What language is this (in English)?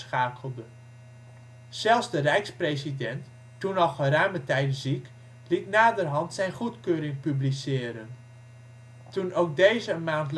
Dutch